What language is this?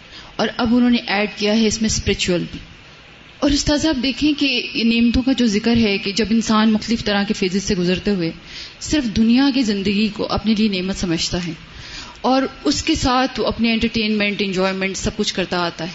Urdu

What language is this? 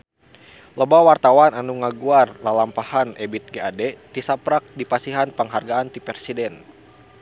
Sundanese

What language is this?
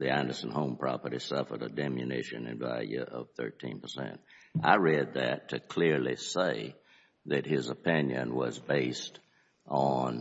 English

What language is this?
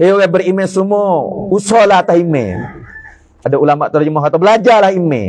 Malay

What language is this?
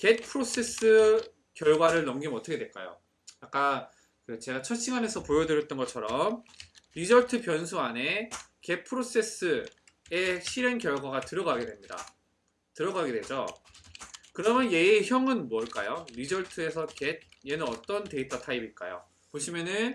Korean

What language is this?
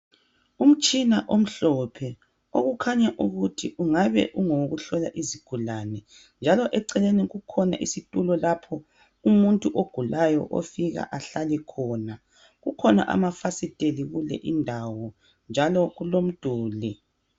North Ndebele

